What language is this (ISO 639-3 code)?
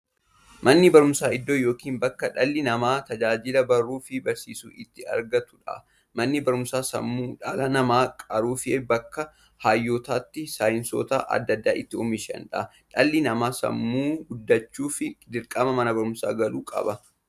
orm